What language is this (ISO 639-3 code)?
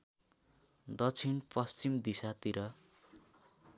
nep